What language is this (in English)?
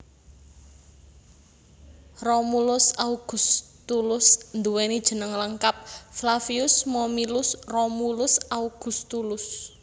Javanese